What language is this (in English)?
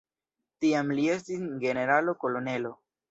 Esperanto